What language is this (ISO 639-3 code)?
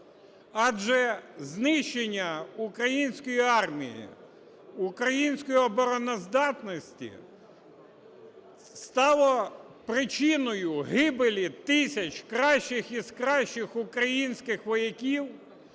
ukr